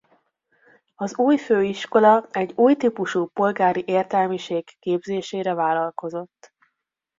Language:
Hungarian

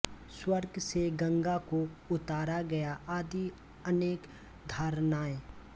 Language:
Hindi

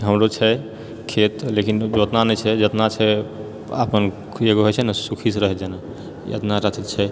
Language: Maithili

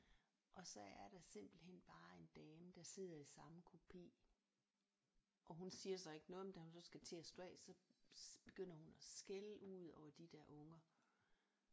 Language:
Danish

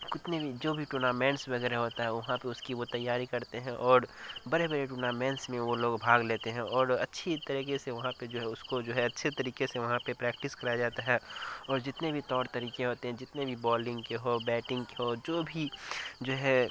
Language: Urdu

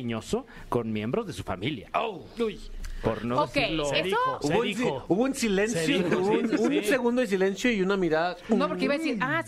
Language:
Spanish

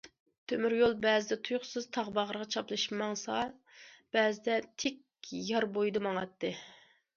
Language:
Uyghur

